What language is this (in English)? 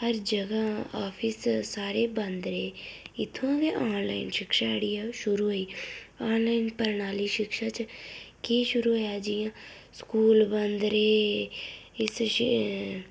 Dogri